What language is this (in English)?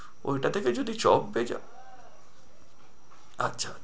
Bangla